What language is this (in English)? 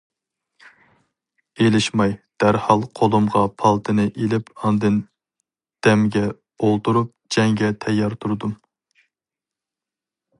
Uyghur